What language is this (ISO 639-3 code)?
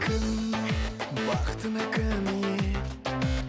kaz